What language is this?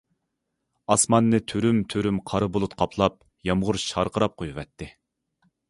Uyghur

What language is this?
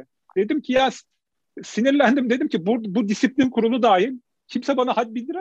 Turkish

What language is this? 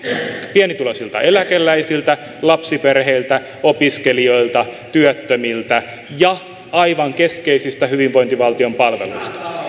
Finnish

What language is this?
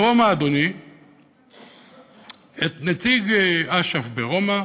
Hebrew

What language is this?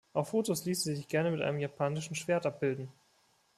German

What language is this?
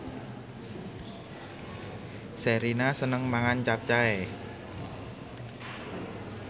Javanese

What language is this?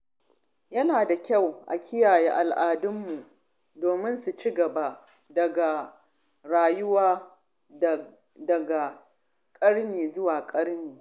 Hausa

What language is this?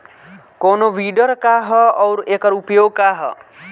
Bhojpuri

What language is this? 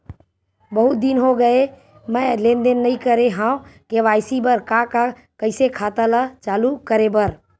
Chhattisgarhi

